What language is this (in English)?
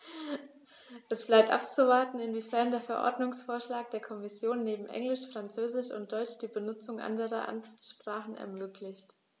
German